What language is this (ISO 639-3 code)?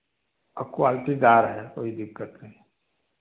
hin